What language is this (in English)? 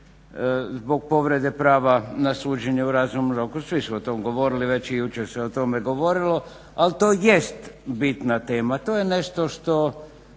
Croatian